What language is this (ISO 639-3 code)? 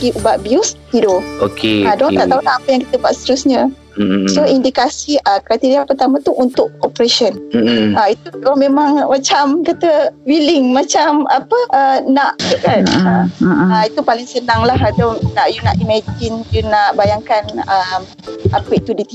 msa